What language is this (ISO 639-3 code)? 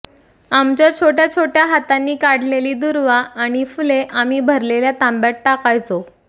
mar